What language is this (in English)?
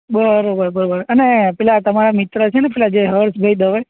Gujarati